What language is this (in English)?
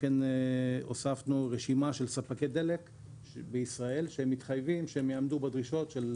Hebrew